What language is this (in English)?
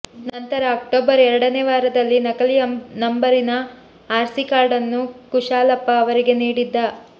Kannada